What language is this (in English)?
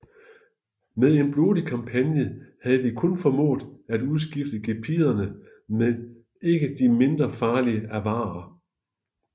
Danish